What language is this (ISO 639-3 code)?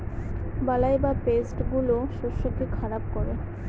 ben